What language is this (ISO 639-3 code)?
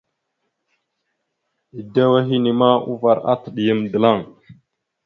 mxu